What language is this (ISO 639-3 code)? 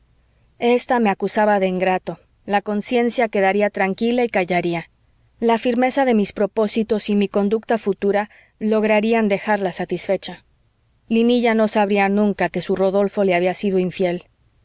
spa